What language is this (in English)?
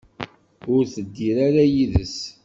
Kabyle